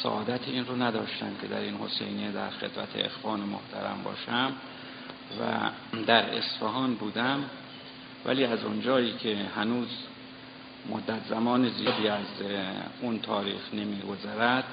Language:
Persian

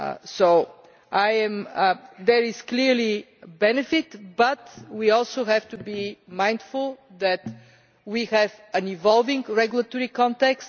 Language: English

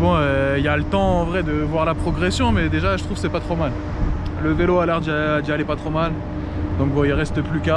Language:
French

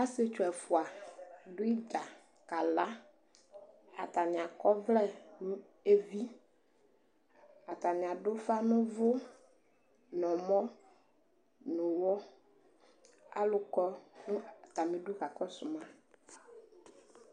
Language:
Ikposo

